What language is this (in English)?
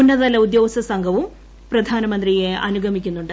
Malayalam